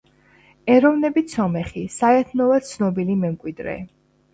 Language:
Georgian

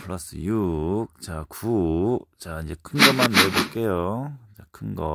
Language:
Korean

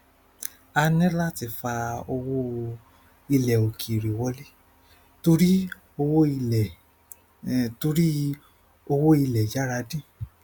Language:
Yoruba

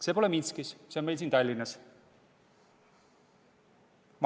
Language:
Estonian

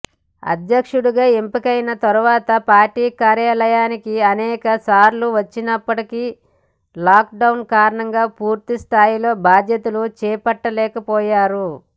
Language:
Telugu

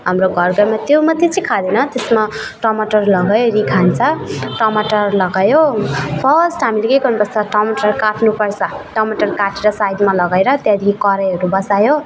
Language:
Nepali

